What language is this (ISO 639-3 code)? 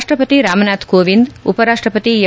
kan